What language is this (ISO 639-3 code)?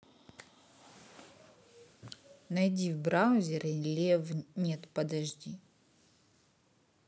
rus